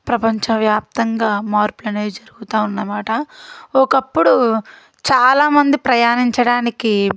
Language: Telugu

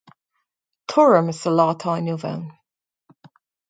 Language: Irish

